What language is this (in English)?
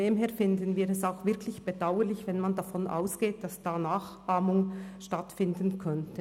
Swiss German